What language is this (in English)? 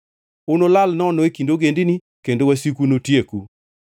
Luo (Kenya and Tanzania)